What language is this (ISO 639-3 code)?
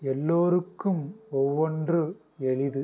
tam